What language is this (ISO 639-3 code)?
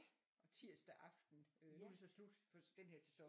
dan